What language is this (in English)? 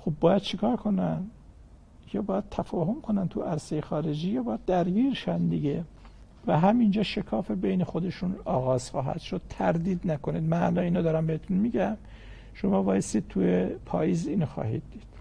Persian